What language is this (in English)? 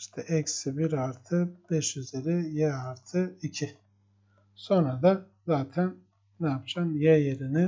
Turkish